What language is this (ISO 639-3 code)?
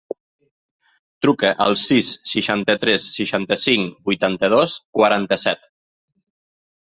cat